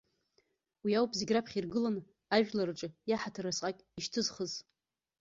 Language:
Abkhazian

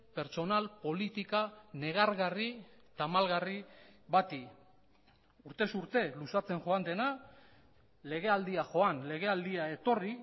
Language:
Basque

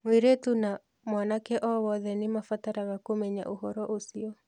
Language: Kikuyu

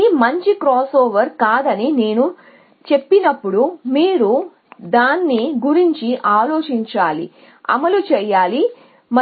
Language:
Telugu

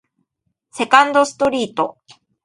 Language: Japanese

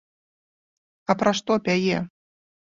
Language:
Belarusian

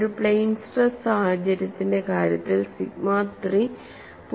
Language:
Malayalam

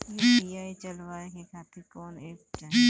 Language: Bhojpuri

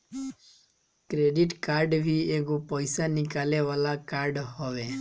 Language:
Bhojpuri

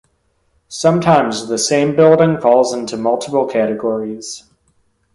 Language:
English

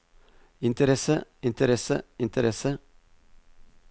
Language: Norwegian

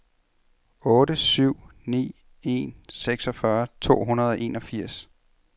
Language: Danish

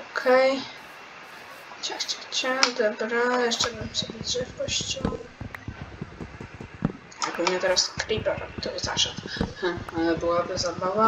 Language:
Polish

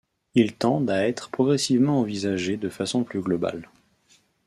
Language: French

